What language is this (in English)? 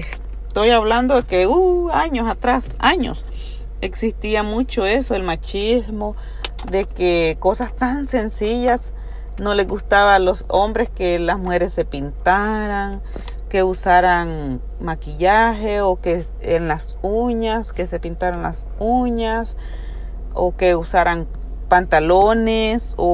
Spanish